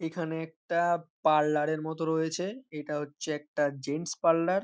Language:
Bangla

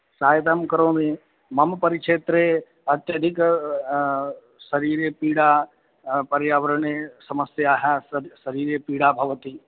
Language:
Sanskrit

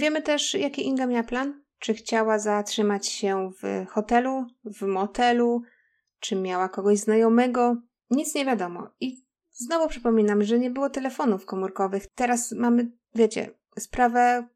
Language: Polish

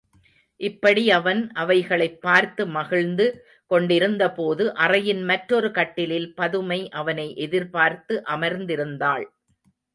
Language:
Tamil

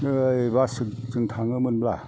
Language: Bodo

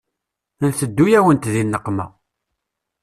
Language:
Kabyle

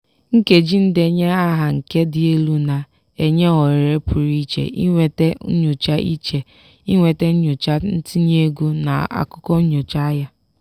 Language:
Igbo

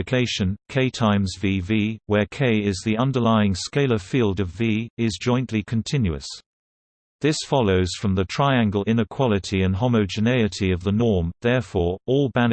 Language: English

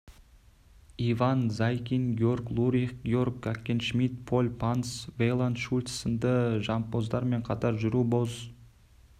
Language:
Kazakh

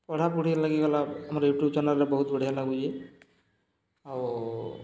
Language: Odia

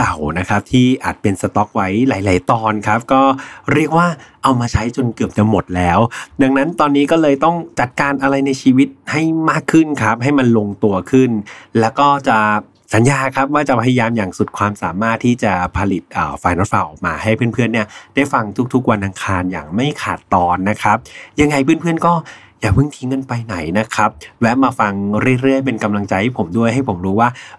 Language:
Thai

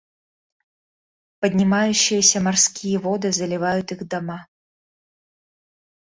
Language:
Russian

